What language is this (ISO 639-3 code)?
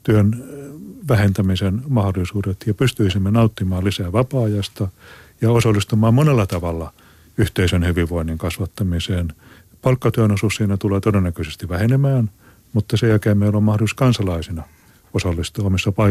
fin